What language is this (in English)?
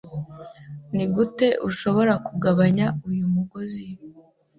Kinyarwanda